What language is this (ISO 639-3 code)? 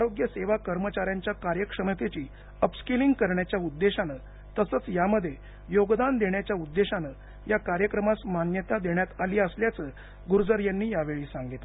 mar